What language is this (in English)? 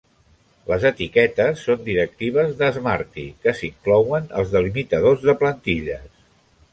Catalan